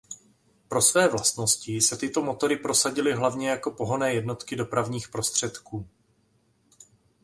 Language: Czech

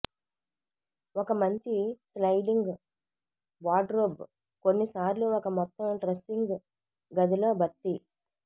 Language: Telugu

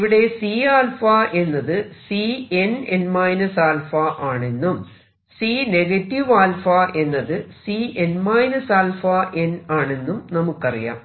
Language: Malayalam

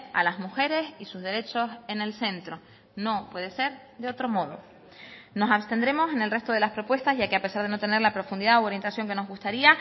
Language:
Spanish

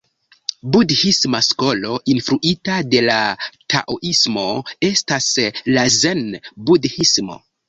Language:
Esperanto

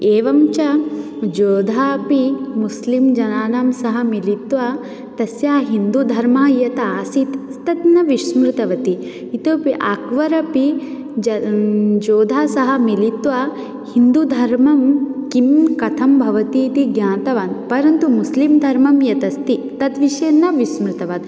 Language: Sanskrit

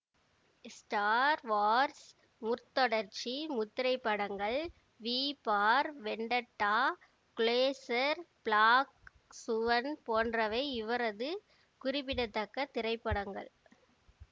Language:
Tamil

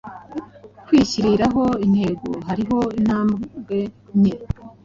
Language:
Kinyarwanda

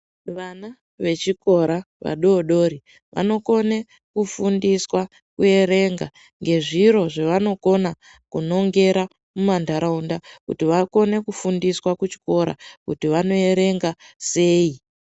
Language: Ndau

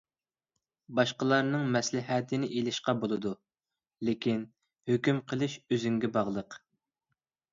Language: Uyghur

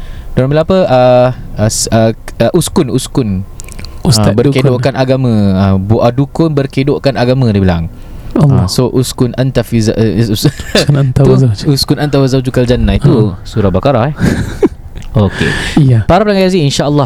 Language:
Malay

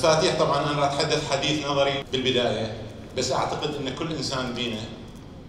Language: Arabic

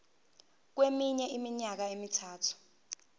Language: Zulu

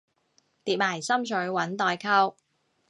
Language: Cantonese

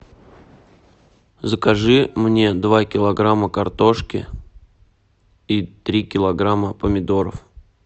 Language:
Russian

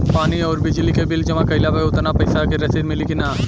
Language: Bhojpuri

